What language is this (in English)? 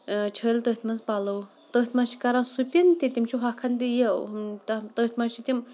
Kashmiri